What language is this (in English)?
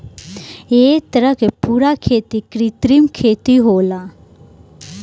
Bhojpuri